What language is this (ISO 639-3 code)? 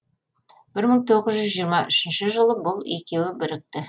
kaz